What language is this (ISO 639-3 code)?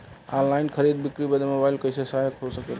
bho